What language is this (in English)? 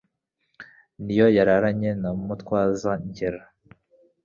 Kinyarwanda